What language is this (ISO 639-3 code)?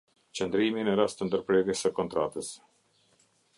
sqi